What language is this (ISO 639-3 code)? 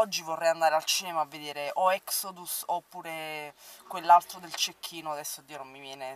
ita